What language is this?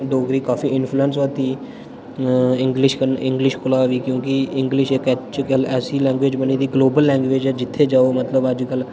Dogri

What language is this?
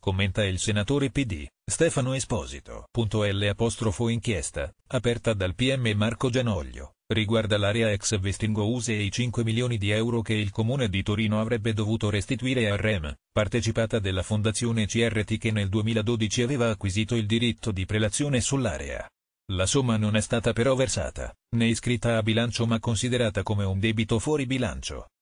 Italian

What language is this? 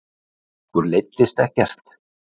Icelandic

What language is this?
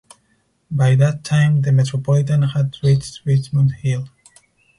English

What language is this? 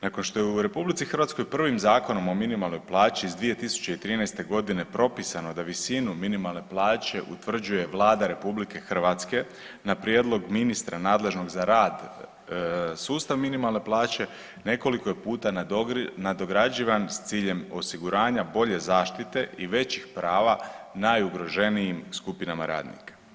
Croatian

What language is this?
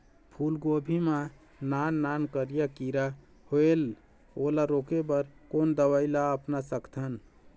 Chhattisgarhi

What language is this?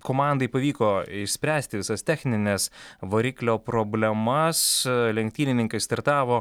Lithuanian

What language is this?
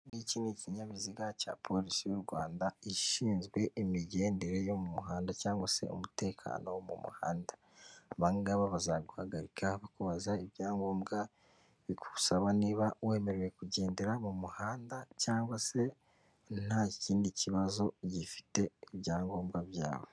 Kinyarwanda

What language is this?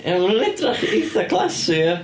Welsh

